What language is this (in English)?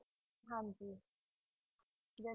Punjabi